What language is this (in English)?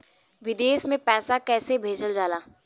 Bhojpuri